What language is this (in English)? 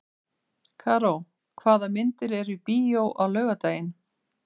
Icelandic